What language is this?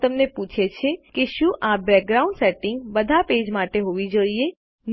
Gujarati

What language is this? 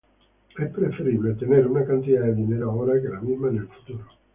Spanish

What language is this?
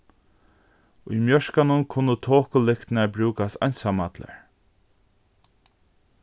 Faroese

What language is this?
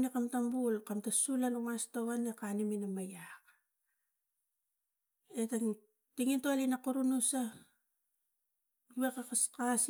Tigak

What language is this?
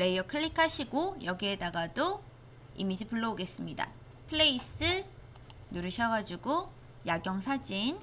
Korean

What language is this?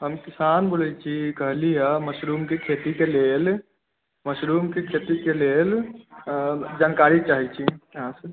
Maithili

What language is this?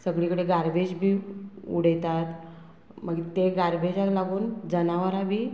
Konkani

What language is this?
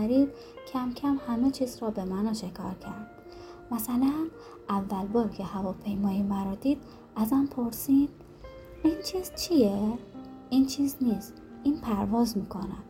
Persian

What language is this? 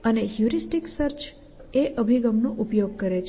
Gujarati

